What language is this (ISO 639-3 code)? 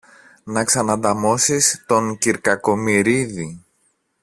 ell